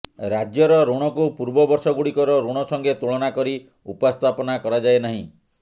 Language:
Odia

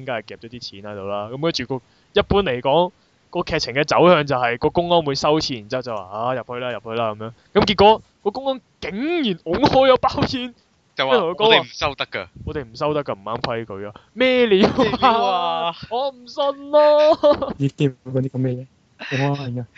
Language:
Chinese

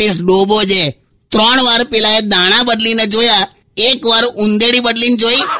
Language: Hindi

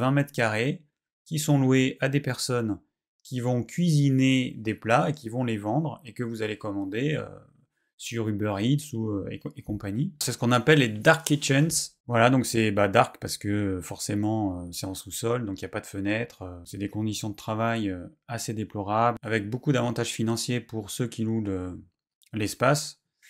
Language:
French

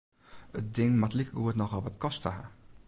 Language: Western Frisian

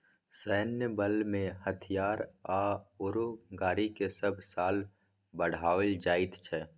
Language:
Maithili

